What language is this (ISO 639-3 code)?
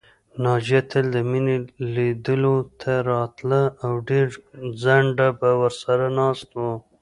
pus